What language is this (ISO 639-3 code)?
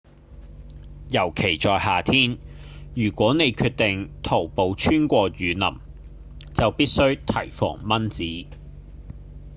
yue